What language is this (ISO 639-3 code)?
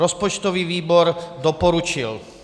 ces